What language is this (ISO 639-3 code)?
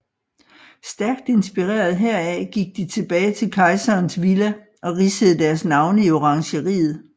dan